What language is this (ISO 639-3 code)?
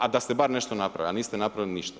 hrv